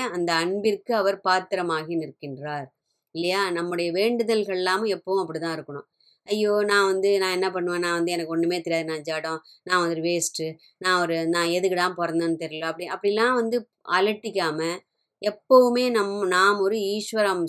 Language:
Tamil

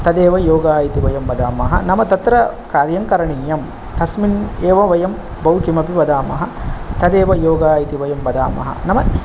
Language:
Sanskrit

